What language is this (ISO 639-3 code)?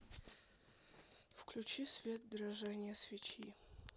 rus